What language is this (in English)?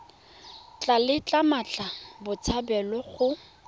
Tswana